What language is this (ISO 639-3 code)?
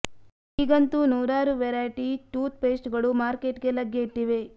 kan